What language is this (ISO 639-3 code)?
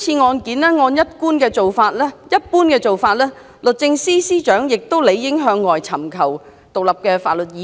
yue